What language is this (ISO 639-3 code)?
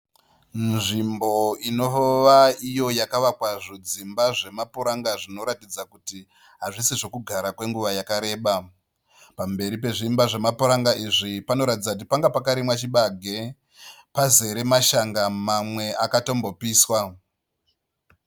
sna